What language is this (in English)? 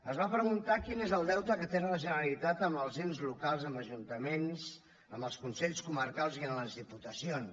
Catalan